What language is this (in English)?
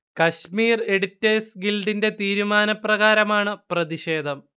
Malayalam